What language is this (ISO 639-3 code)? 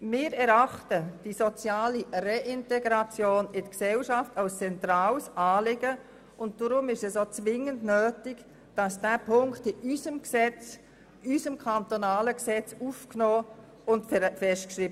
gsw